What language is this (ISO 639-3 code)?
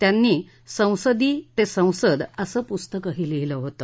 mar